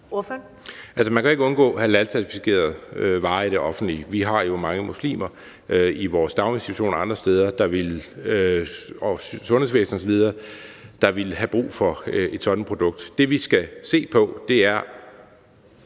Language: Danish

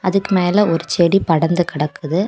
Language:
Tamil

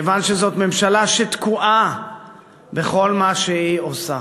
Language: Hebrew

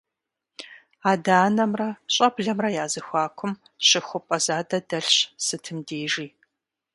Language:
Kabardian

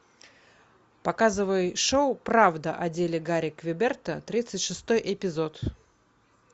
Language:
Russian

